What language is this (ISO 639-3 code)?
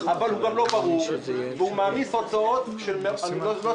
heb